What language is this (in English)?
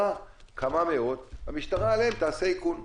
Hebrew